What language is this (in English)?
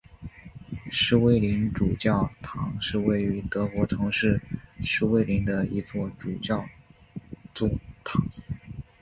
Chinese